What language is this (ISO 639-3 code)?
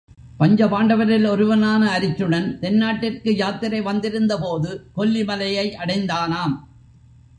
tam